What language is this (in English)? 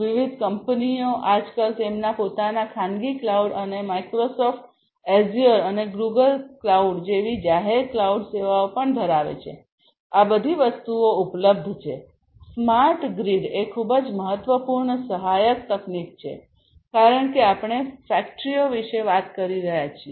Gujarati